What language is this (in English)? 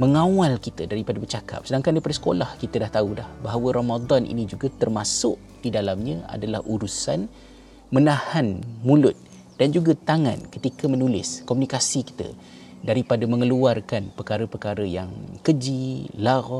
Malay